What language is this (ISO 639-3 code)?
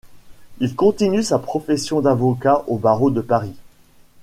fra